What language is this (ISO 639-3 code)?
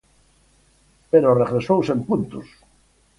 glg